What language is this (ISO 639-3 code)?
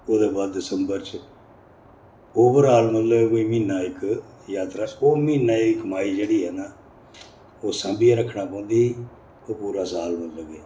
doi